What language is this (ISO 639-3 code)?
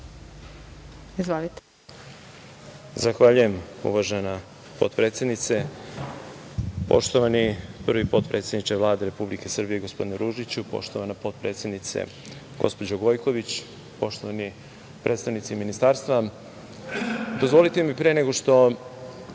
srp